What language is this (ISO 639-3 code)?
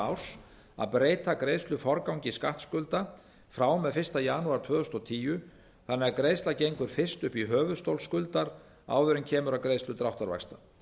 isl